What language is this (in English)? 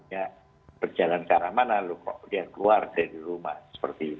Indonesian